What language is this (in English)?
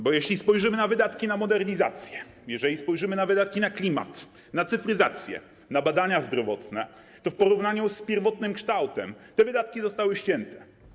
Polish